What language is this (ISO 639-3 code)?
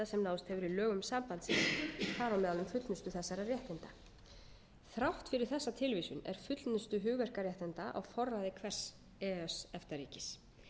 isl